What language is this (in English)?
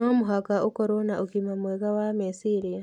Kikuyu